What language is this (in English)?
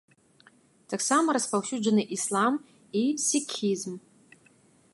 Belarusian